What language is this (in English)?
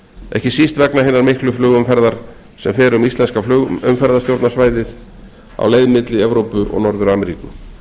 Icelandic